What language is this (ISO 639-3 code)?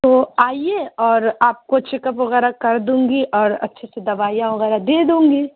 urd